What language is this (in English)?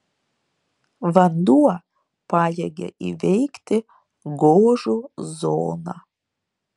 Lithuanian